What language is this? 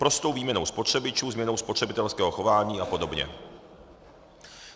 Czech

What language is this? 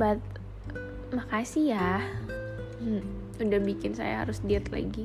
Indonesian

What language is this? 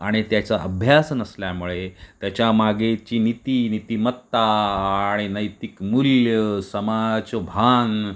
Marathi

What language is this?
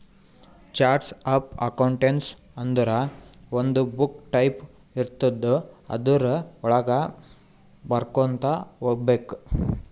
Kannada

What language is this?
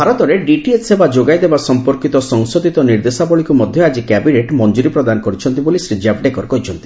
Odia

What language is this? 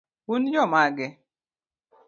Luo (Kenya and Tanzania)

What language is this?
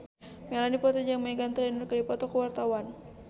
Sundanese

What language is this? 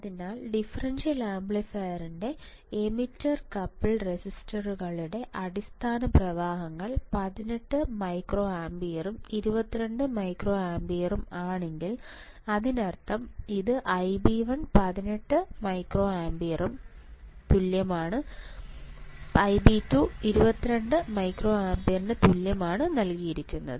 Malayalam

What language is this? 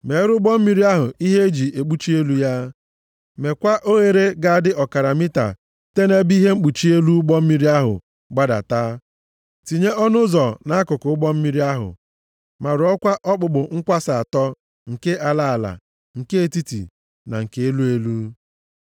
Igbo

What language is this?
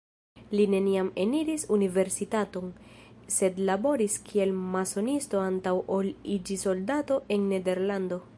Esperanto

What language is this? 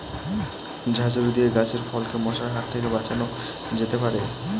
Bangla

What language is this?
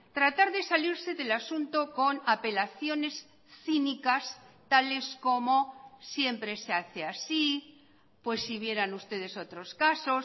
Spanish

